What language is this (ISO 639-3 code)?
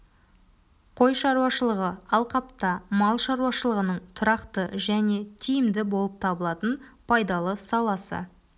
kaz